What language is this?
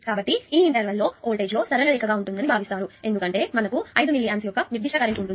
Telugu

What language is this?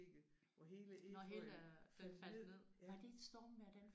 Danish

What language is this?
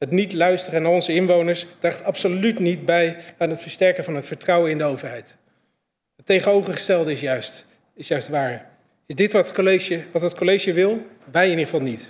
Dutch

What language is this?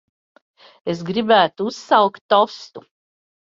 Latvian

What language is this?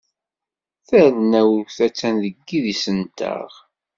Kabyle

